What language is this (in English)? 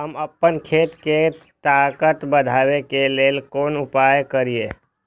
Maithili